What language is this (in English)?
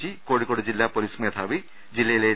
Malayalam